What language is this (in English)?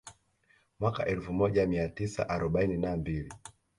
Swahili